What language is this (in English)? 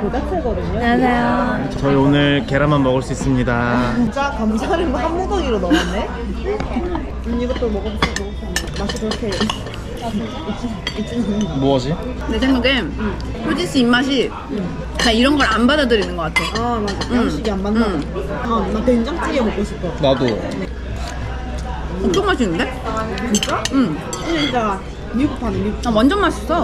Korean